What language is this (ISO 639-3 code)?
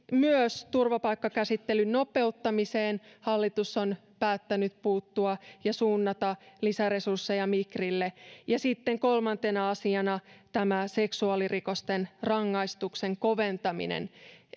fin